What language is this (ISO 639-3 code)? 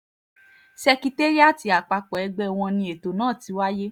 yor